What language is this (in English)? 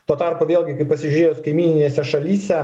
Lithuanian